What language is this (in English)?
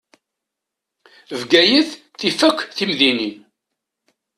Kabyle